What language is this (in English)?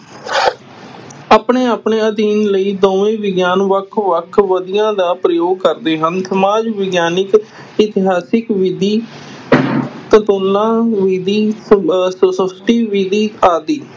Punjabi